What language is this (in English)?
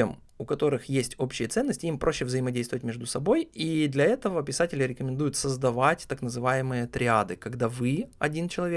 Russian